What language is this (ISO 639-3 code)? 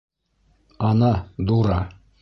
bak